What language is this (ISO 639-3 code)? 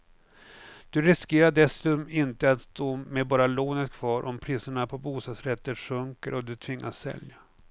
swe